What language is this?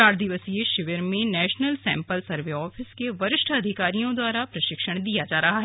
Hindi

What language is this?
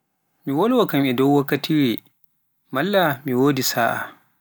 Pular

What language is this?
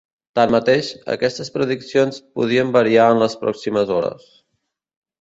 Catalan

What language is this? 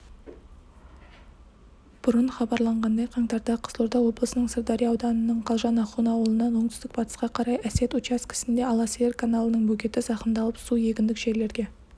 Kazakh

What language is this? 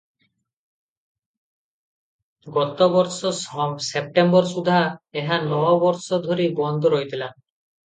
Odia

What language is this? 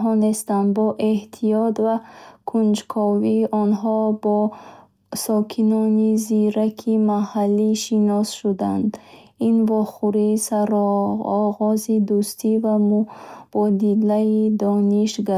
Bukharic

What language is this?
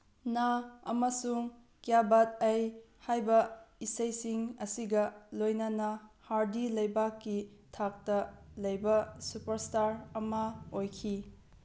Manipuri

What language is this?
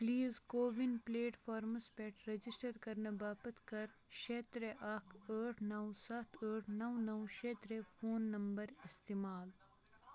Kashmiri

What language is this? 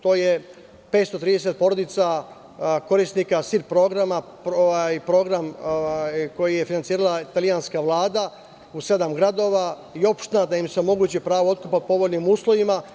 Serbian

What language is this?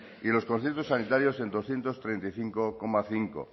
Spanish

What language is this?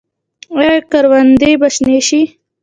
Pashto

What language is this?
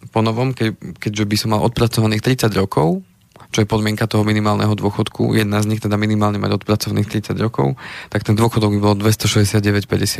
Slovak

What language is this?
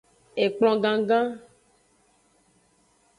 Aja (Benin)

